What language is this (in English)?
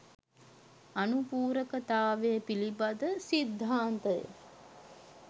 Sinhala